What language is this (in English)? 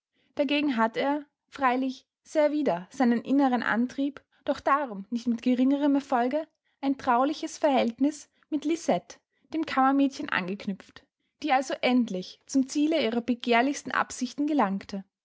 German